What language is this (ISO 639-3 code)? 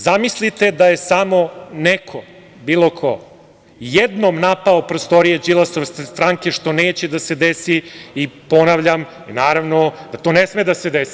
srp